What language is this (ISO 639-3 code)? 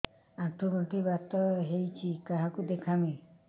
ori